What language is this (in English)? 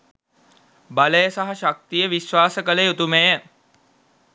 Sinhala